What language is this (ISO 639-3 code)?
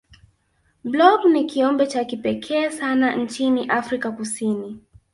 swa